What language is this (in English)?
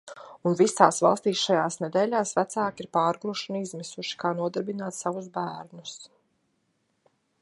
Latvian